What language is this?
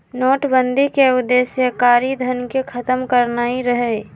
Magahi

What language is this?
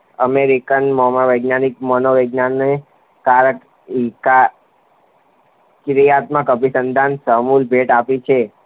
Gujarati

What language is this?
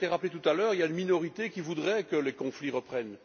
French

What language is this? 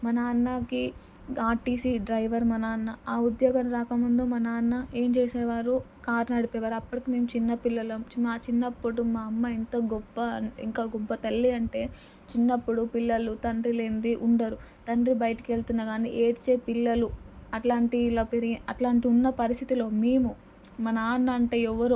Telugu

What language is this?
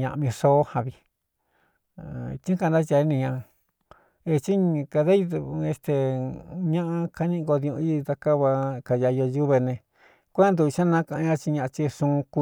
Cuyamecalco Mixtec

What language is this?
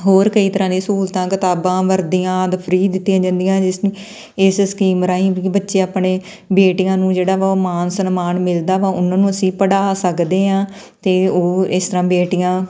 Punjabi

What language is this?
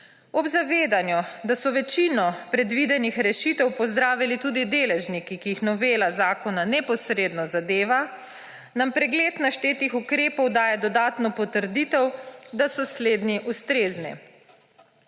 Slovenian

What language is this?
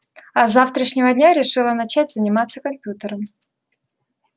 Russian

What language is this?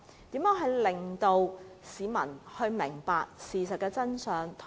Cantonese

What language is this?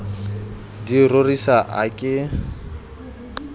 Southern Sotho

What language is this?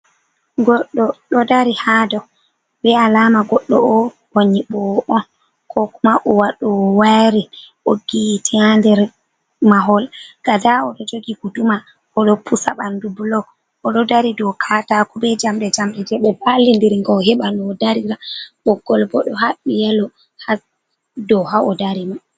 Fula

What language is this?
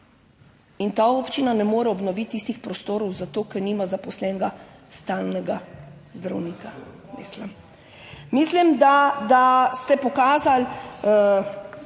Slovenian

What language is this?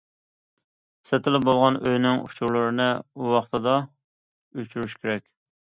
Uyghur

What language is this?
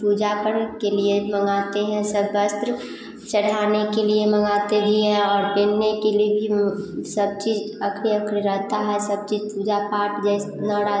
Hindi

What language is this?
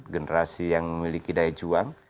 Indonesian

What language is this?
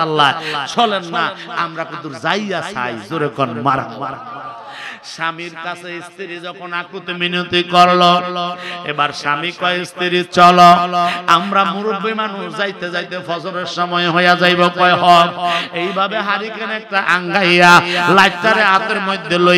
Indonesian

